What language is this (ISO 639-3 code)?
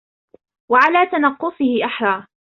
ara